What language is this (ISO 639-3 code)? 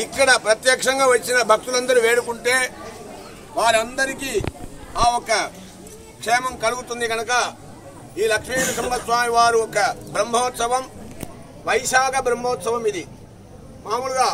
tel